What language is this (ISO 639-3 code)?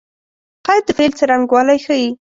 pus